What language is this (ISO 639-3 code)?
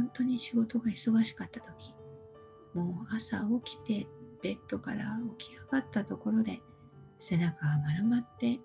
jpn